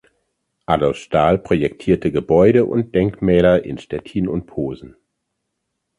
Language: German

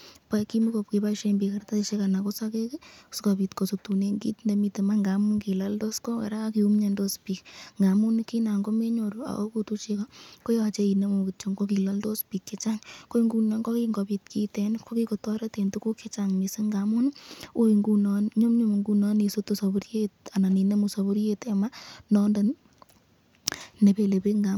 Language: Kalenjin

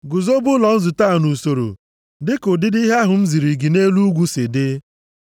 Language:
Igbo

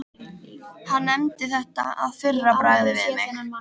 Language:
Icelandic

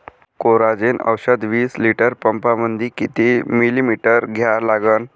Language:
Marathi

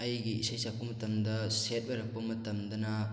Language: Manipuri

